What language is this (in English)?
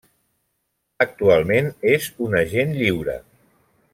Catalan